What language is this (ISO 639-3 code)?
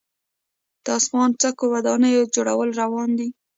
pus